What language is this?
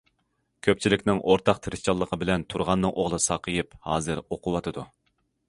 Uyghur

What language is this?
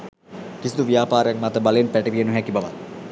Sinhala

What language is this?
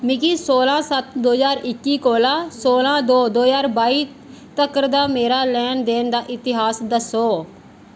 Dogri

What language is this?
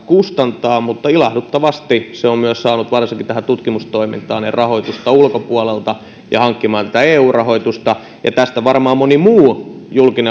Finnish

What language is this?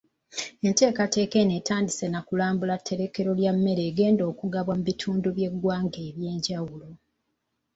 Ganda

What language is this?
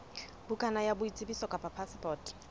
Southern Sotho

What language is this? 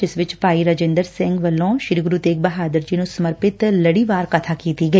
Punjabi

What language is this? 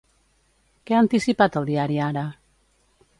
Catalan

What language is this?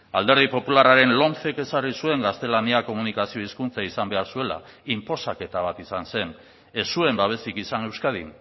Basque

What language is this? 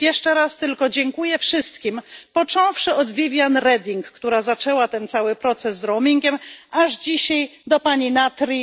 Polish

